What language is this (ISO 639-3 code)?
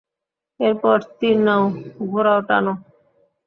ben